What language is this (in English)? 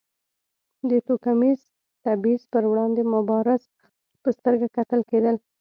Pashto